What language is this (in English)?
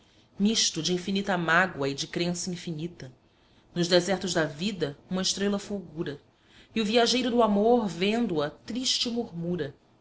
Portuguese